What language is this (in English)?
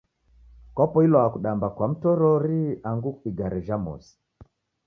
Taita